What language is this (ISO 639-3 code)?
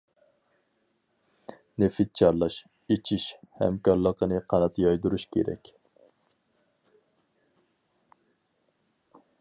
uig